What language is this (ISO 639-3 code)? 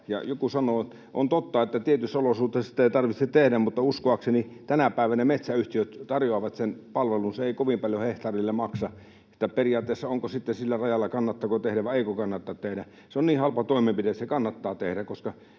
fin